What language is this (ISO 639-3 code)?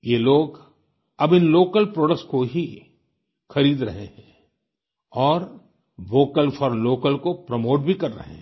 hin